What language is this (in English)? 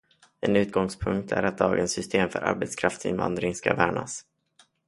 Swedish